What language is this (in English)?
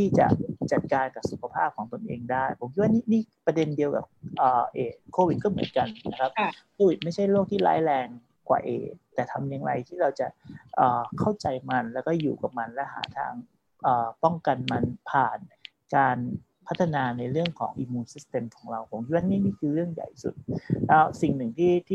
Thai